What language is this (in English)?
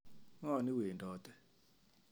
Kalenjin